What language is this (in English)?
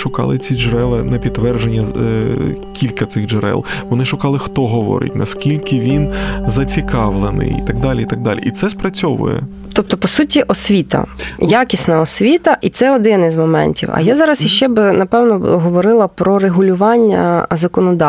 Ukrainian